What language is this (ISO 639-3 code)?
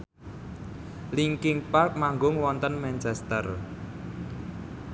jav